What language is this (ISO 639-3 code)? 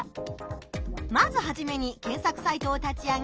jpn